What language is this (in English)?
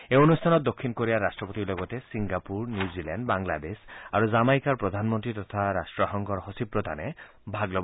Assamese